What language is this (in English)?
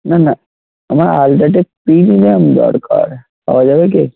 Bangla